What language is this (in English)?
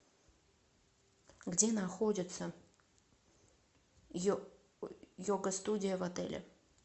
Russian